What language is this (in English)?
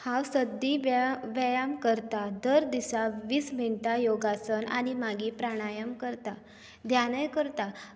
Konkani